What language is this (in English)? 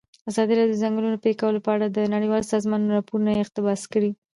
Pashto